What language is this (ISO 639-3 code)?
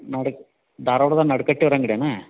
kan